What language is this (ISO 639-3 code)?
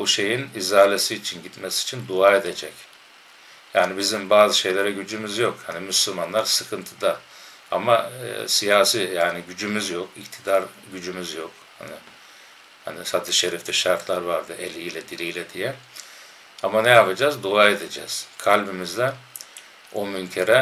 tur